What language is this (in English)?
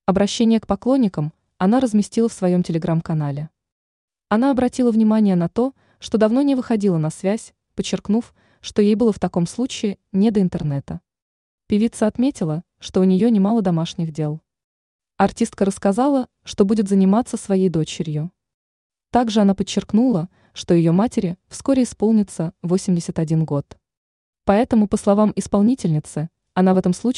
Russian